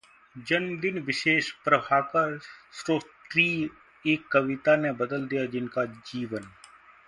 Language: Hindi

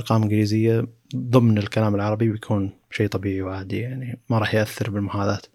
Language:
Arabic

